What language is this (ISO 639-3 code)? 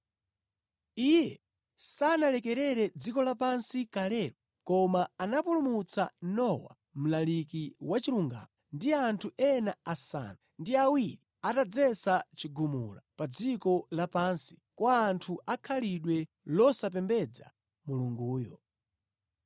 nya